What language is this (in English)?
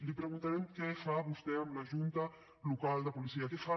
Catalan